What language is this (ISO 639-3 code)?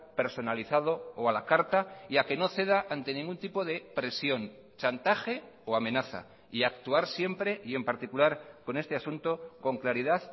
spa